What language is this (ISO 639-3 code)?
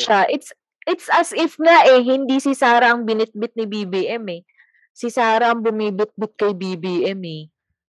fil